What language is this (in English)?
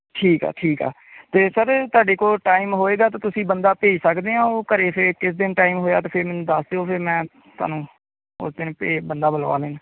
Punjabi